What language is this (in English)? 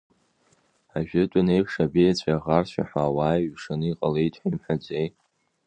Abkhazian